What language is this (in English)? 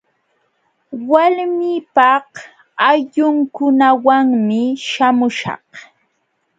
Jauja Wanca Quechua